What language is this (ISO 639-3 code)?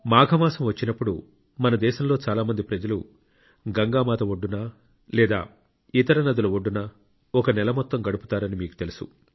tel